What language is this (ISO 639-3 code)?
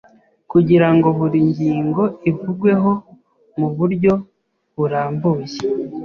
kin